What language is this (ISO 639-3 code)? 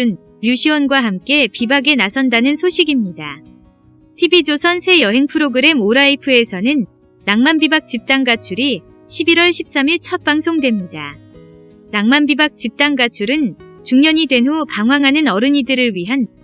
kor